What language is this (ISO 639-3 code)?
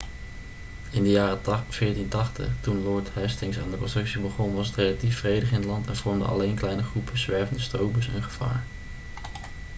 nld